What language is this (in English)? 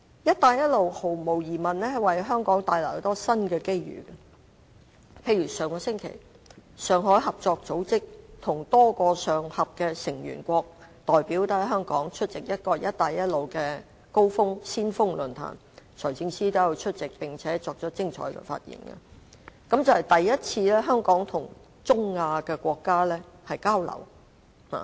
Cantonese